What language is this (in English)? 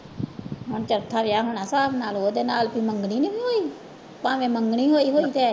Punjabi